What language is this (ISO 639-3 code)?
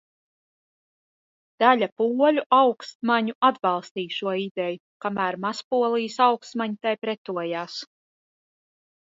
lav